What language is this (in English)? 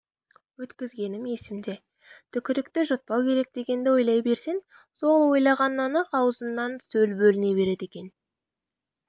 Kazakh